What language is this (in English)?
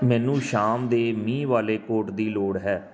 Punjabi